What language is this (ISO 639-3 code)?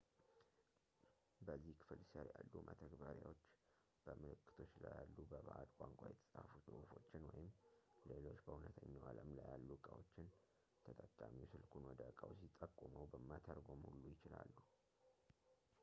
amh